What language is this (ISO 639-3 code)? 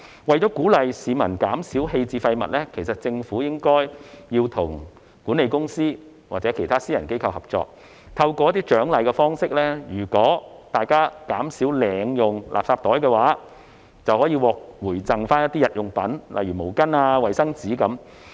yue